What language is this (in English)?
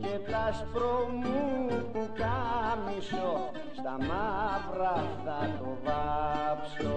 Greek